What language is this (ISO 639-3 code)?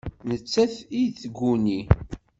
kab